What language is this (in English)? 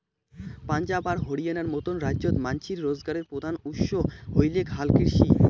Bangla